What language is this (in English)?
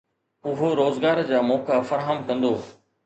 Sindhi